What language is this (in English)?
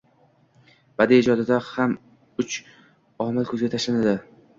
Uzbek